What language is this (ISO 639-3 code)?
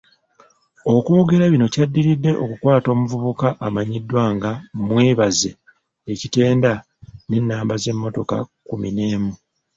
lug